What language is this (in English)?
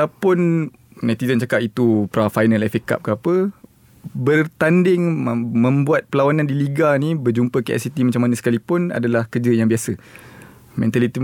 Malay